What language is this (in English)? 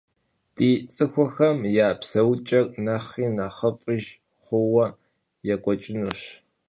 Kabardian